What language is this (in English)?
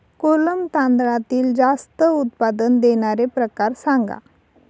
Marathi